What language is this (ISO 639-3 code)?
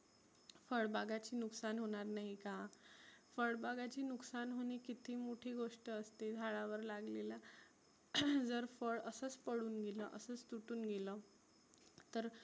mar